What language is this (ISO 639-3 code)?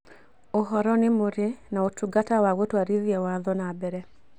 kik